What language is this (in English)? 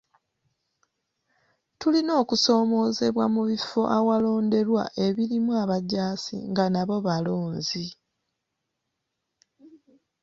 Ganda